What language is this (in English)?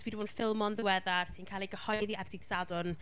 Welsh